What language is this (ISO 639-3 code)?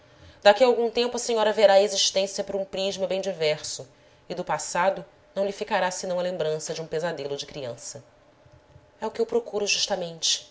por